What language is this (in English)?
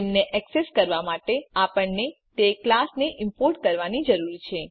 Gujarati